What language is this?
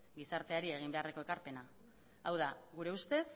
Basque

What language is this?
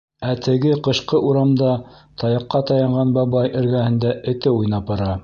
Bashkir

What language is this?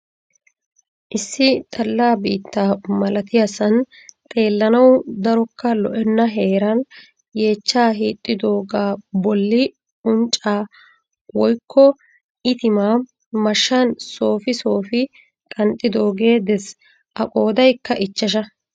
Wolaytta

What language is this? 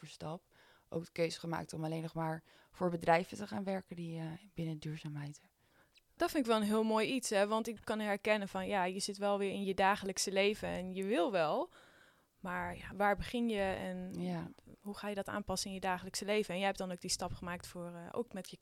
Dutch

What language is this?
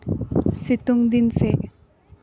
Santali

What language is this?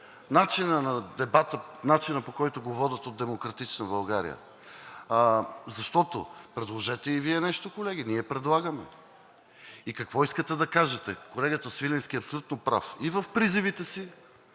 Bulgarian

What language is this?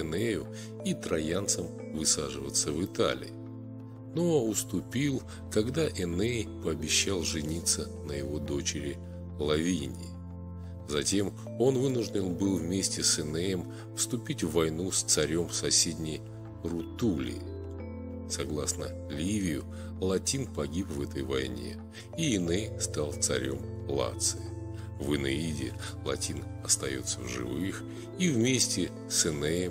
Russian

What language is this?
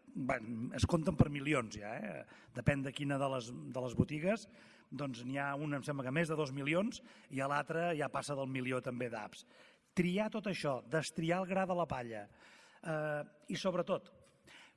Spanish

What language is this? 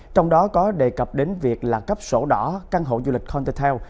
Vietnamese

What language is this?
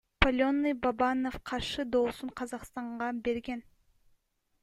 Kyrgyz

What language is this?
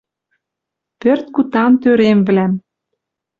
Western Mari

